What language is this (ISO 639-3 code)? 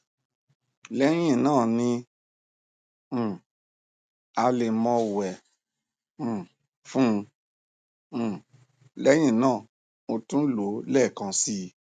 yor